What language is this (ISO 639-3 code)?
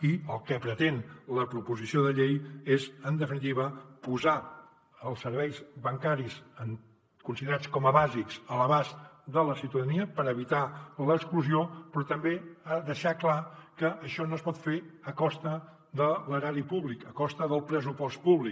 cat